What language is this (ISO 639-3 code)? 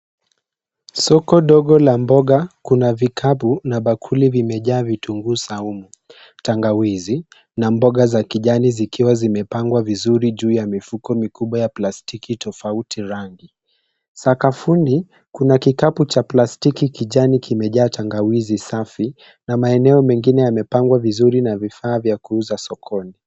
swa